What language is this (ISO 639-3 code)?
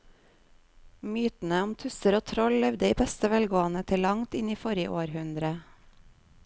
nor